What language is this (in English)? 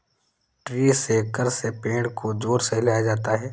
Hindi